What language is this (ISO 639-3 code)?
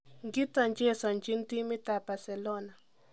kln